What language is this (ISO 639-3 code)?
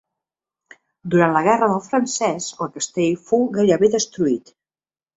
cat